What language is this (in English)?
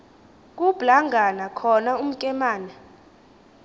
Xhosa